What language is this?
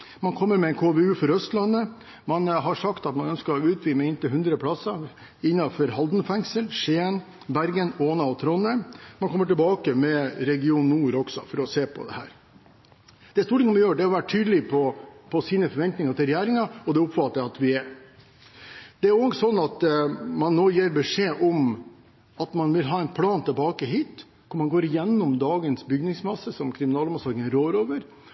Norwegian Bokmål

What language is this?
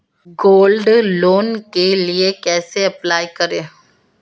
Hindi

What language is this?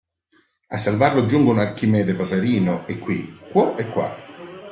Italian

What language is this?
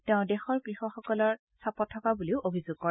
Assamese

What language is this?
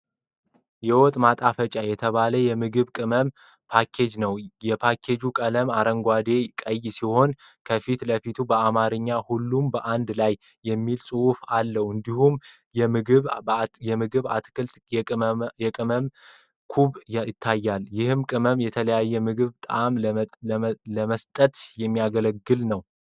Amharic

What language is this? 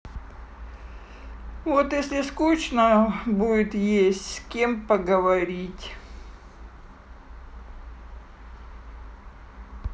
Russian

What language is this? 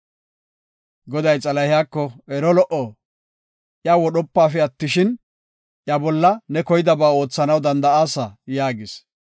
Gofa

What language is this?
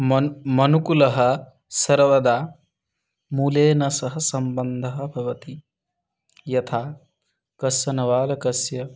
Sanskrit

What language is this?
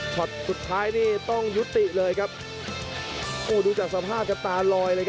Thai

